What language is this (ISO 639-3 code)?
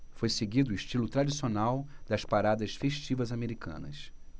por